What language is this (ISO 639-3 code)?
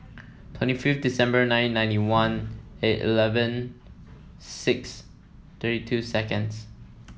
eng